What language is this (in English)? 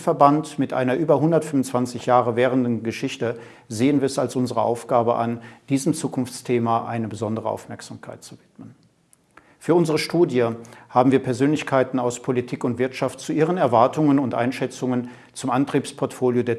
German